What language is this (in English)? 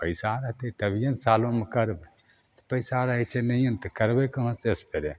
Maithili